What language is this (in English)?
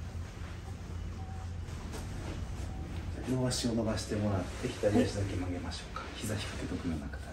Japanese